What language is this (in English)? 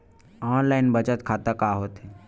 Chhattisgarhi